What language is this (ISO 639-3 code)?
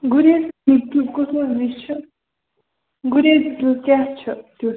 kas